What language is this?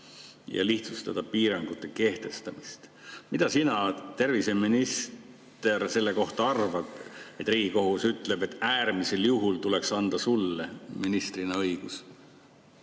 Estonian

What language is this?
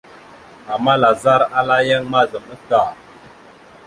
Mada (Cameroon)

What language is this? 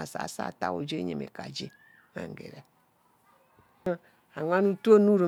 Ubaghara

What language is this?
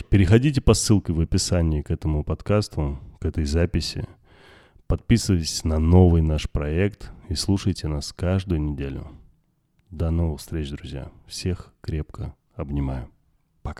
Russian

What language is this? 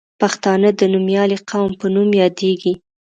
Pashto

